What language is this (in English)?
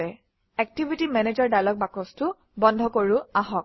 Assamese